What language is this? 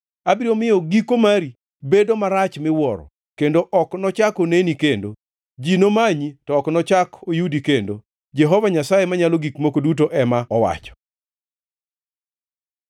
Luo (Kenya and Tanzania)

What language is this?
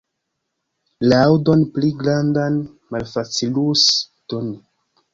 Esperanto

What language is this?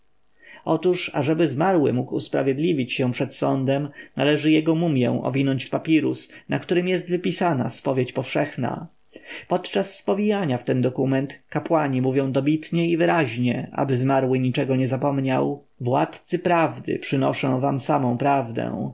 Polish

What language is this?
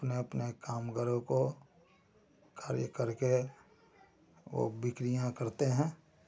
Hindi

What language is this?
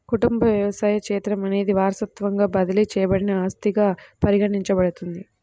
Telugu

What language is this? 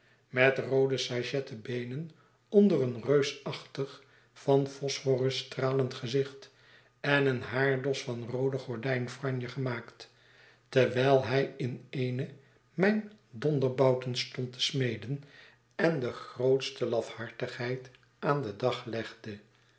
Dutch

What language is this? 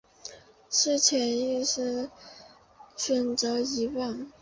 Chinese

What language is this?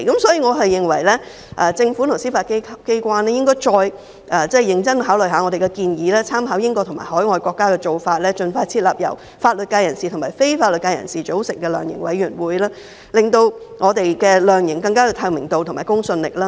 Cantonese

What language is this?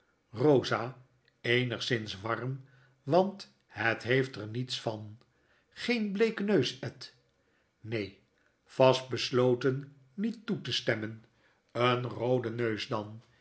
Dutch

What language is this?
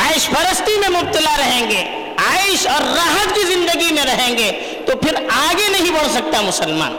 Urdu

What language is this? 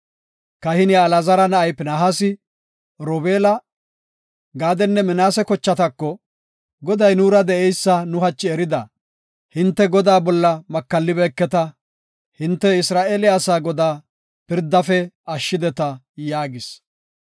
Gofa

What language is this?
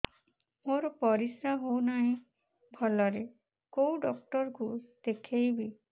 Odia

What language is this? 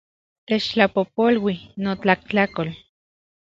Central Puebla Nahuatl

